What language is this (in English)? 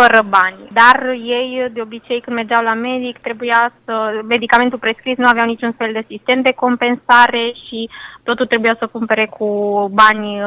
Romanian